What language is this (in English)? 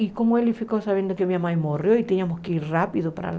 Portuguese